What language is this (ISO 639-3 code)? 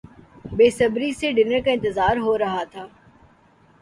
urd